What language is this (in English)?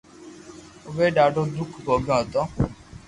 Loarki